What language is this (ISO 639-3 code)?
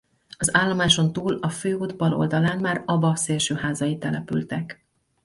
hun